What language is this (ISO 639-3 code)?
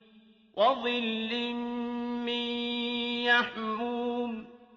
ara